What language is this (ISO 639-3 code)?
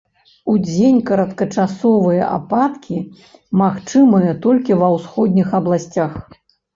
bel